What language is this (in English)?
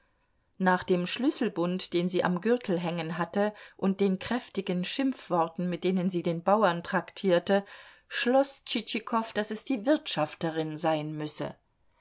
German